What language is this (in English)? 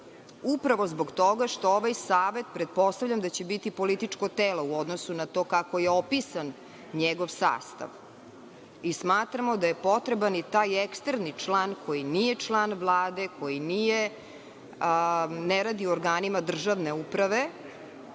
Serbian